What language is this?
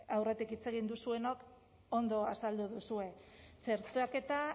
Basque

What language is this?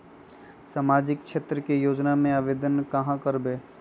Magahi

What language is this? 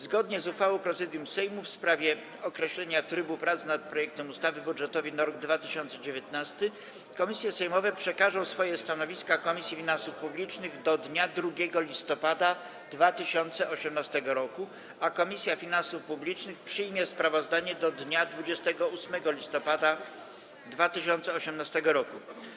Polish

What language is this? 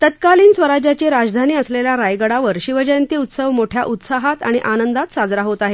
Marathi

